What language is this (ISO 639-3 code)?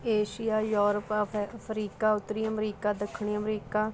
pan